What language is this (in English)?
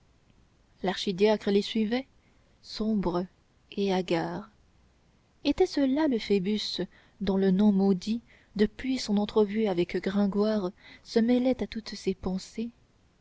French